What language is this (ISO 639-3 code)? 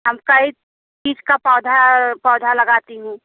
hin